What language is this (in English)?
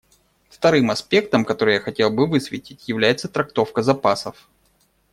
Russian